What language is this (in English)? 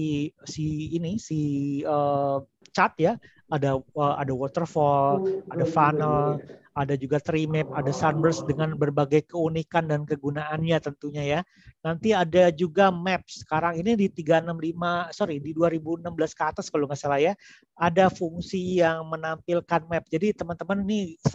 Indonesian